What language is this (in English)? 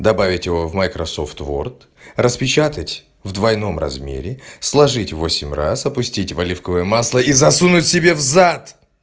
Russian